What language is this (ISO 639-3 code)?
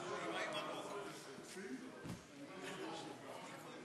heb